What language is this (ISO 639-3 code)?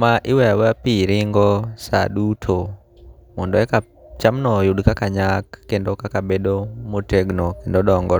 luo